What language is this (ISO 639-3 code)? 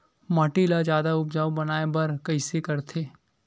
hne